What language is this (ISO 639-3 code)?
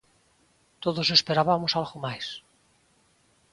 glg